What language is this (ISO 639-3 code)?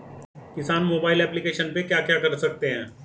hin